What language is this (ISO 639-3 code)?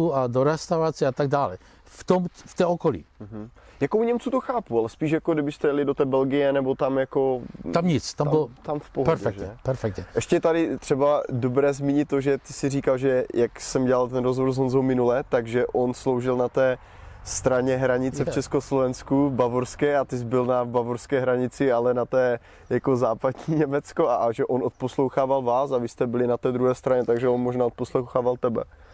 ces